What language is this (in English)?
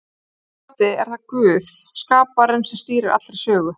Icelandic